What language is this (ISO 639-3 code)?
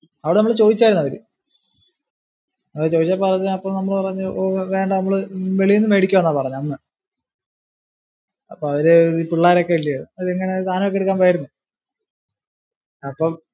mal